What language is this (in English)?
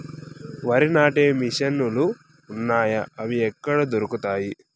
Telugu